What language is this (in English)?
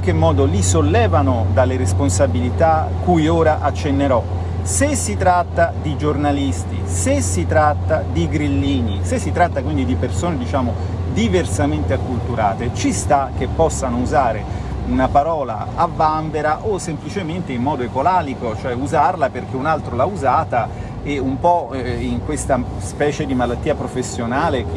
Italian